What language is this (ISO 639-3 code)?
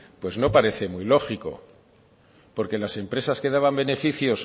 spa